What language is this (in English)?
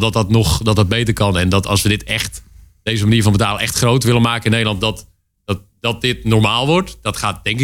Dutch